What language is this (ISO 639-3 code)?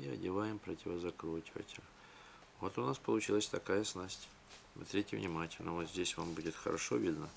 rus